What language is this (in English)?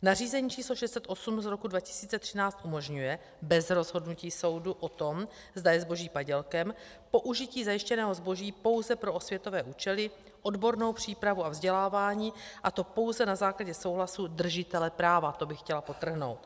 Czech